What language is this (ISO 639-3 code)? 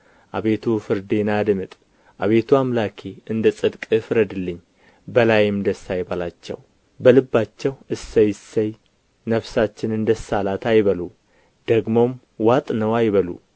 amh